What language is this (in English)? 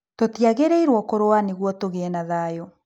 Kikuyu